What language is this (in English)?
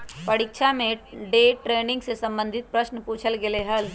Magahi